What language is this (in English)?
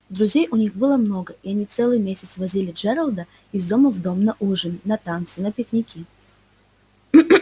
Russian